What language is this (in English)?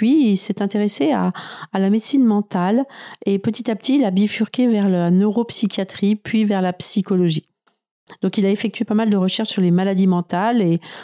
French